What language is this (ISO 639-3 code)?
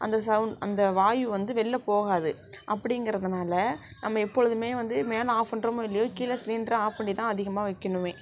tam